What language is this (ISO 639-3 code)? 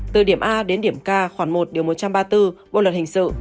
vie